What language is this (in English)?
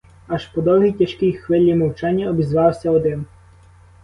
Ukrainian